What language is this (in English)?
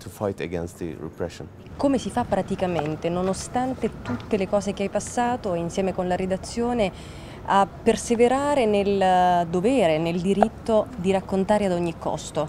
Italian